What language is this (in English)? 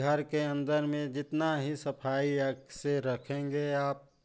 Hindi